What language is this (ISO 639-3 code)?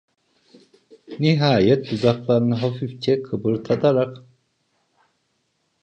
tur